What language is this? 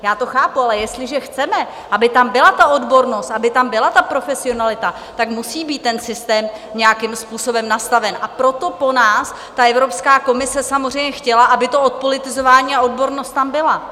Czech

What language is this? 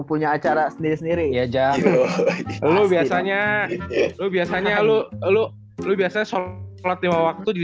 Indonesian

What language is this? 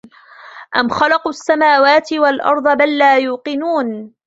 Arabic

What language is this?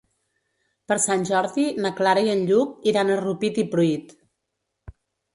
Catalan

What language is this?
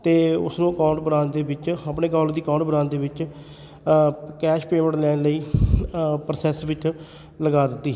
Punjabi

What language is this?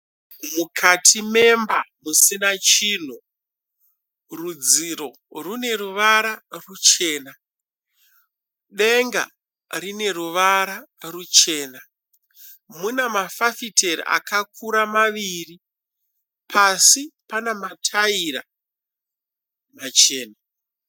Shona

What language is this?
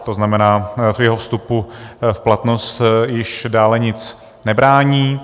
Czech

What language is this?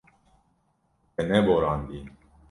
Kurdish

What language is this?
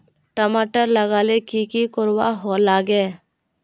Magahi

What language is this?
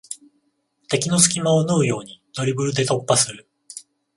Japanese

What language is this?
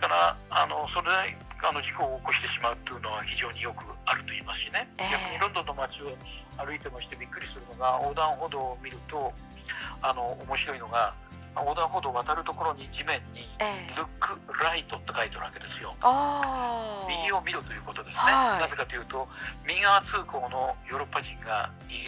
Japanese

